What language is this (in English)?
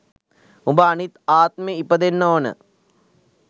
Sinhala